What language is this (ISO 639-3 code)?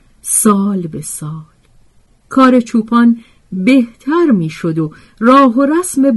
fas